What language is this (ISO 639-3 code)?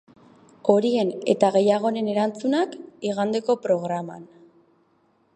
eus